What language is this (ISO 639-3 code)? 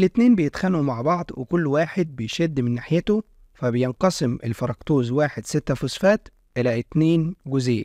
ara